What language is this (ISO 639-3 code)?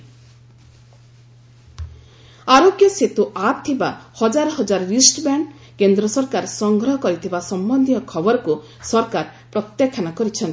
ori